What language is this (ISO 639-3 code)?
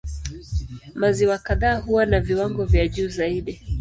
swa